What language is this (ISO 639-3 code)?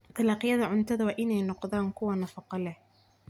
som